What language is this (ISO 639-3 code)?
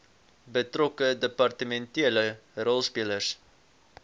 afr